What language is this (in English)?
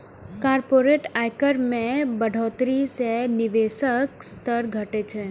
Maithili